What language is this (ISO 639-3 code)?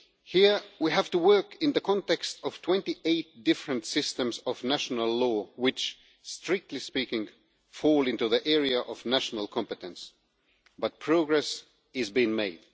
eng